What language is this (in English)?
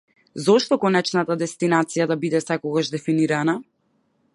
Macedonian